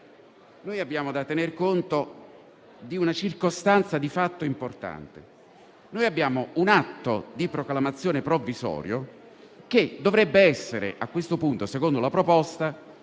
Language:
Italian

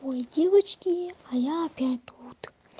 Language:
Russian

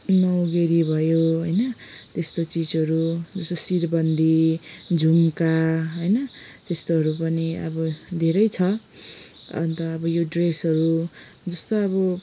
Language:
Nepali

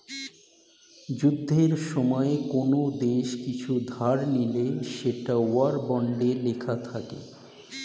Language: Bangla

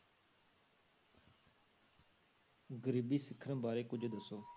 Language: Punjabi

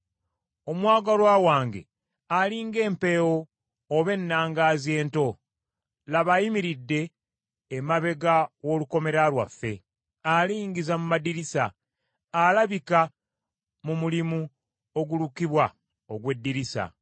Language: Ganda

